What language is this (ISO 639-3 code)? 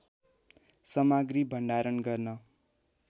nep